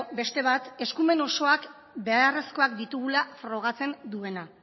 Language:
Basque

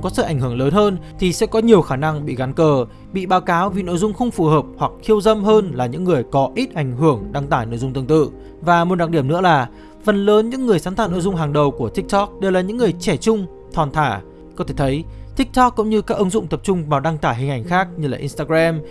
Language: Vietnamese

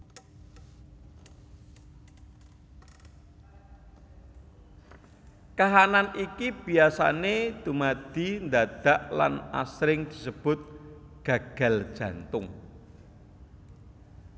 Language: Javanese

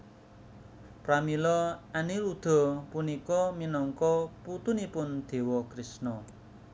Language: Javanese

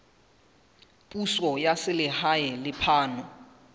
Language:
Southern Sotho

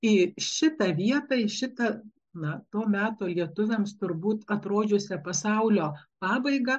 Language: Lithuanian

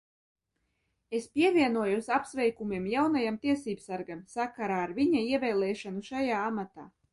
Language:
Latvian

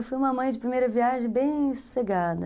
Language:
Portuguese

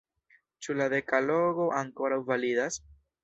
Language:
Esperanto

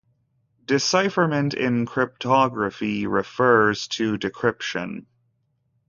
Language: English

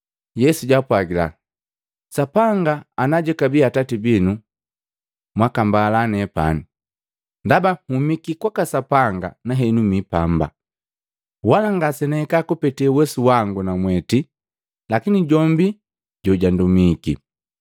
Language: Matengo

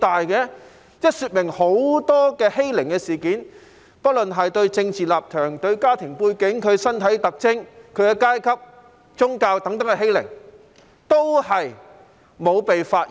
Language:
Cantonese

